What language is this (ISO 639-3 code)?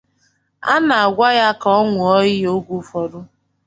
ibo